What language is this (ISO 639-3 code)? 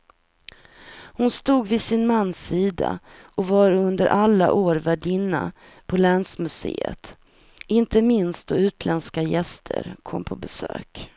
swe